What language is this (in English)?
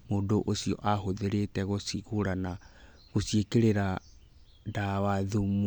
Kikuyu